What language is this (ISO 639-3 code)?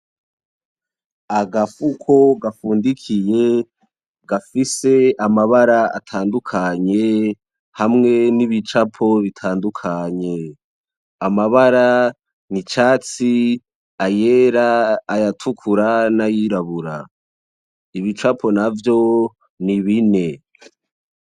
run